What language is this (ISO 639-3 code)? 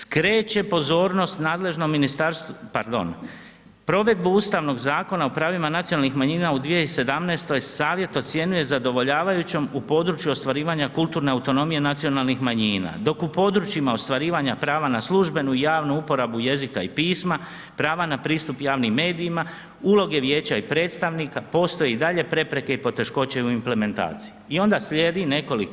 hrv